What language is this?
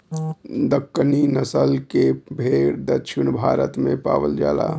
Bhojpuri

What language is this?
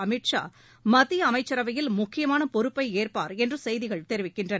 Tamil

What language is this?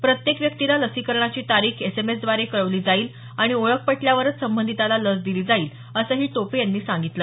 Marathi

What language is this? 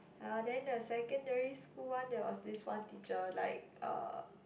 English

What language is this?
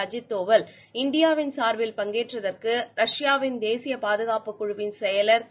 Tamil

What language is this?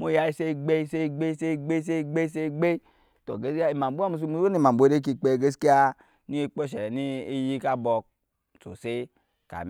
Nyankpa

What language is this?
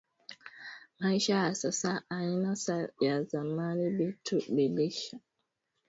Swahili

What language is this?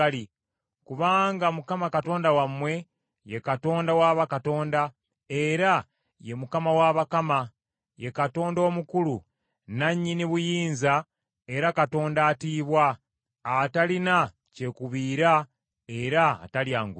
Ganda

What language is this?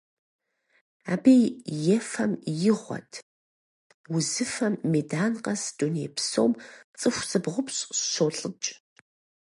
Kabardian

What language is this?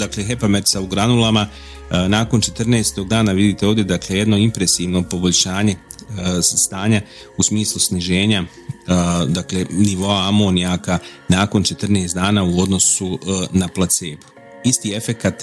Croatian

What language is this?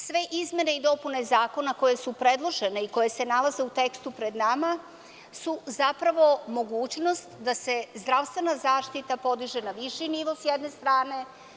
Serbian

